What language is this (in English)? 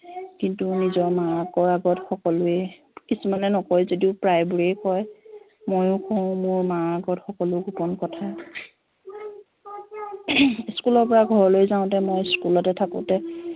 Assamese